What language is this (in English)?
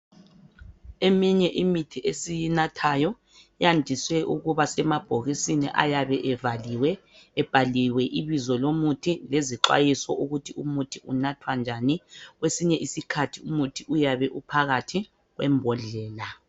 North Ndebele